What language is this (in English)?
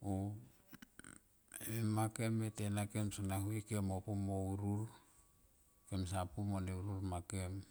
Tomoip